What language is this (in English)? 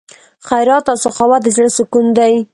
Pashto